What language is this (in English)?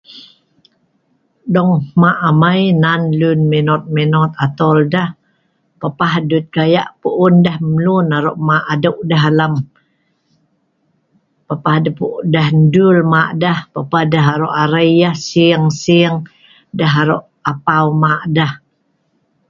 Sa'ban